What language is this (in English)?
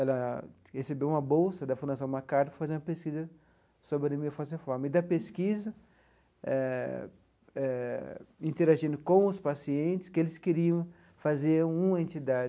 Portuguese